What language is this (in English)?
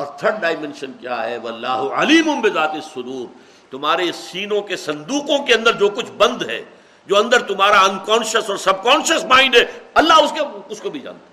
Urdu